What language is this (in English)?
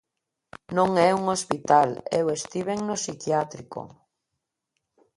Galician